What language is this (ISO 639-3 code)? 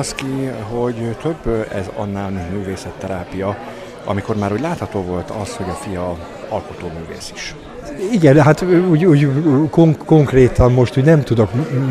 hun